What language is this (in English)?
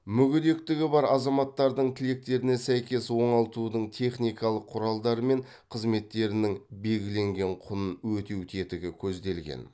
Kazakh